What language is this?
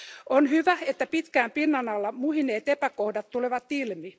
Finnish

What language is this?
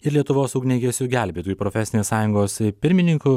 Lithuanian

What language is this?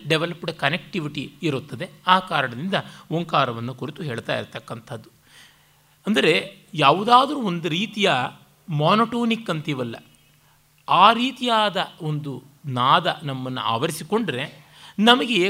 Kannada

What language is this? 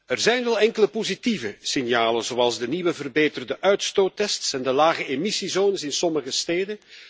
Dutch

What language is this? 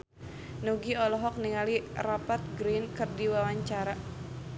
Sundanese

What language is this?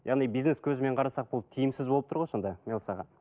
Kazakh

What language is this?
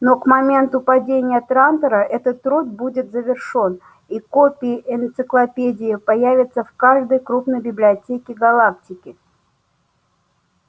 Russian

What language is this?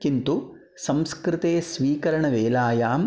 Sanskrit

